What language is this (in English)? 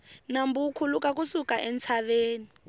Tsonga